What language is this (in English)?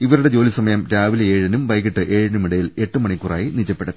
Malayalam